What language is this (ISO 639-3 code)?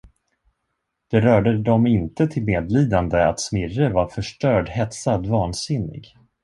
swe